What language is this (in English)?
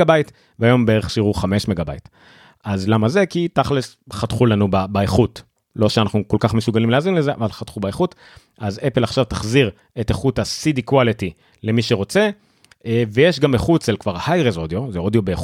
Hebrew